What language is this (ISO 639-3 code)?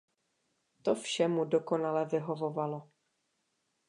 ces